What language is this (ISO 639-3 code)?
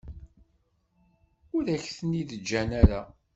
kab